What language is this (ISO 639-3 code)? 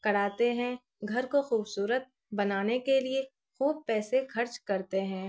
urd